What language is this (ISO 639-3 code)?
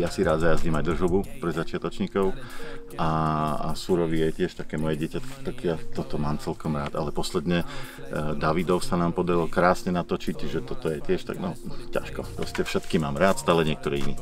slk